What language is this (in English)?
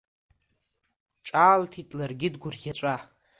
Abkhazian